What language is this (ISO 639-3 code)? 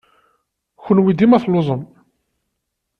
kab